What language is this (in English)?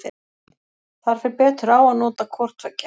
Icelandic